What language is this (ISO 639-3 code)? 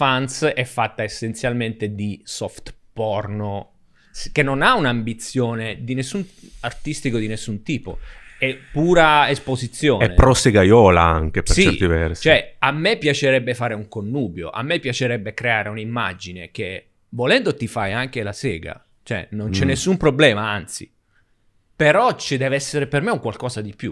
ita